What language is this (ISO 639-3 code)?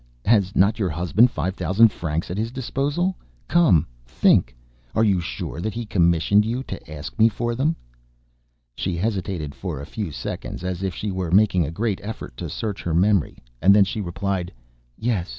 eng